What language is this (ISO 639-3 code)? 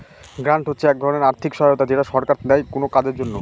ben